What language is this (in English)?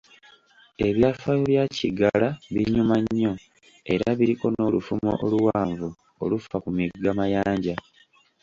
Ganda